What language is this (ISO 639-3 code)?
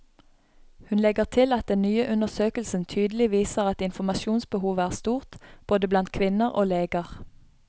nor